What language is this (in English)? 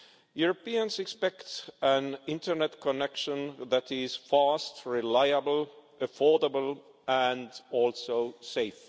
English